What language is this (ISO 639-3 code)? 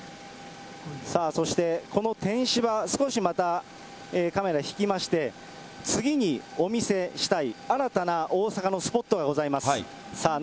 jpn